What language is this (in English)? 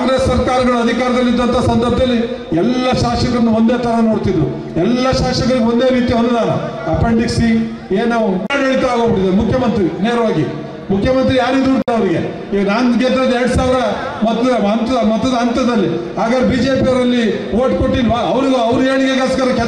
Romanian